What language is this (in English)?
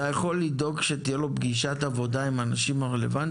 Hebrew